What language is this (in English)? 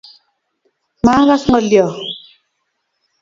Kalenjin